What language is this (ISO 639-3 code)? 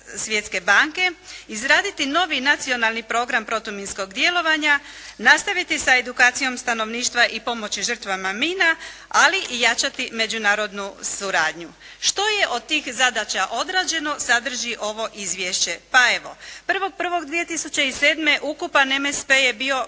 hrv